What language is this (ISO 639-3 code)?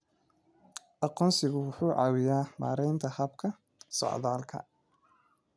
som